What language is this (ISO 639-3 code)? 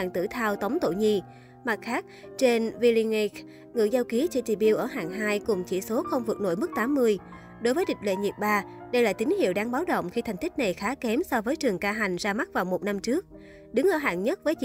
vie